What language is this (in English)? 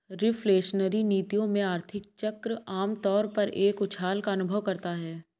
Hindi